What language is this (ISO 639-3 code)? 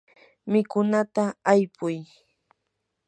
qur